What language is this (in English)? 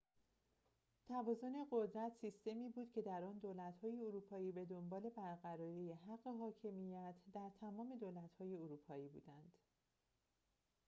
Persian